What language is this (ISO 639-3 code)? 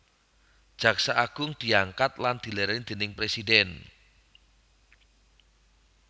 jav